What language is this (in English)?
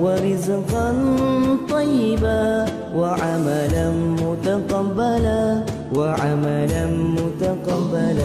Malay